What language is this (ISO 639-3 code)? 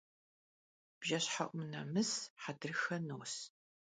kbd